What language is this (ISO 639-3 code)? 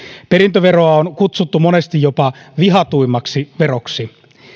fin